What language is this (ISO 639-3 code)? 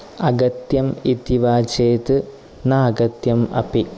san